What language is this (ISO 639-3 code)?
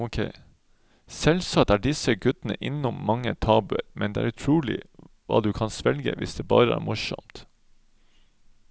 nor